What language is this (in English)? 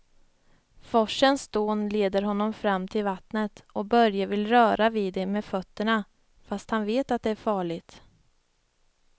Swedish